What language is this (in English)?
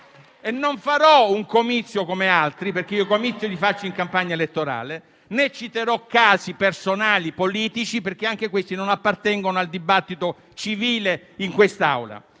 Italian